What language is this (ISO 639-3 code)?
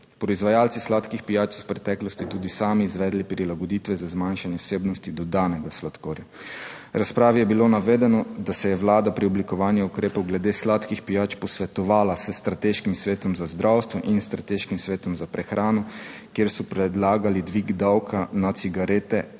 slv